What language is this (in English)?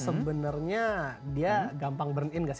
Indonesian